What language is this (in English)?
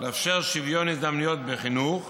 Hebrew